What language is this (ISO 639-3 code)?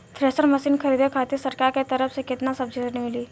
bho